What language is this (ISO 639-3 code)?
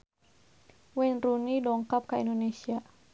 sun